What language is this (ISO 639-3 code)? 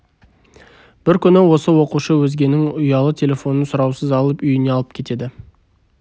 kaz